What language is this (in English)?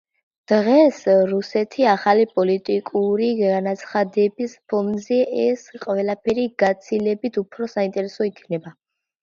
Georgian